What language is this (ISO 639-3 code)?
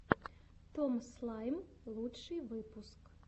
rus